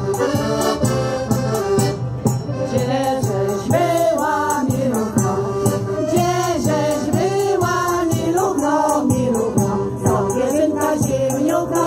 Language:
Polish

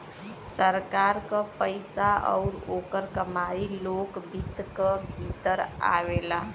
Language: Bhojpuri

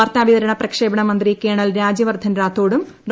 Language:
Malayalam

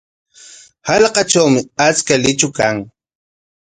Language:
Corongo Ancash Quechua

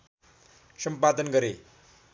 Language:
Nepali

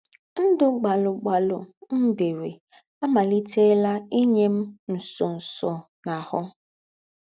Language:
Igbo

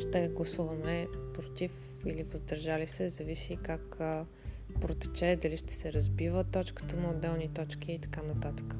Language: Bulgarian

